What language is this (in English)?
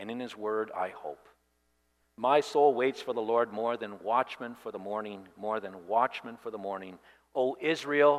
English